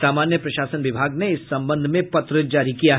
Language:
Hindi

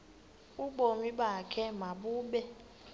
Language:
Xhosa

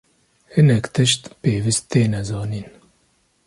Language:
Kurdish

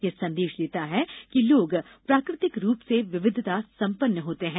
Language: Hindi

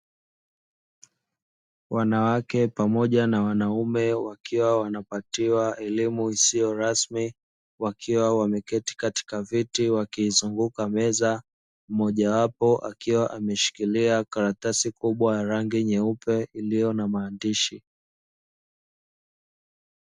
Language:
Swahili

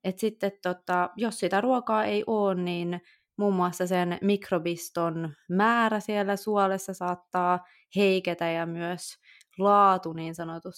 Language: Finnish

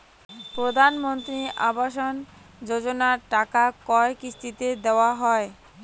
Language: Bangla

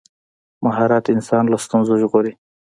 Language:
Pashto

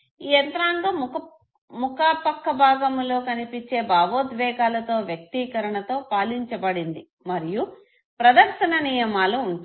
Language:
Telugu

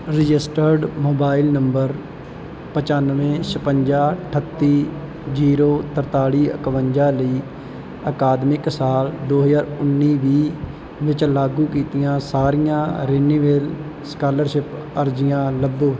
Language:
Punjabi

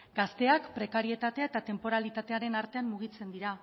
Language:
Basque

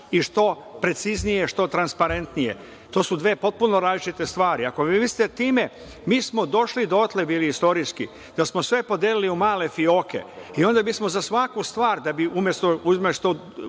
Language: Serbian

